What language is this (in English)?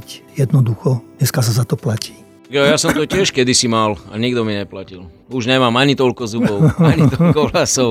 Slovak